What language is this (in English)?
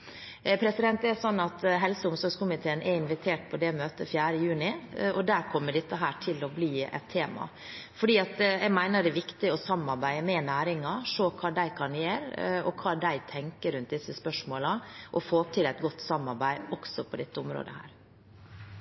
Norwegian Bokmål